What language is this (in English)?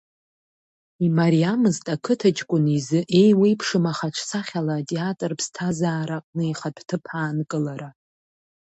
Abkhazian